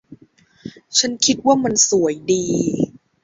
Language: Thai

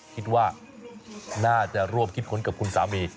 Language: Thai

